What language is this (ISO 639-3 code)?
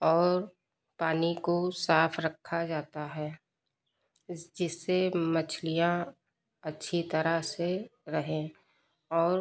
hin